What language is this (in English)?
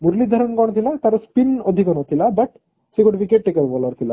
Odia